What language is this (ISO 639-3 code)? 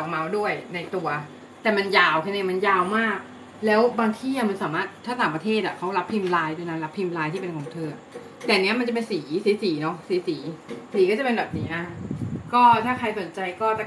tha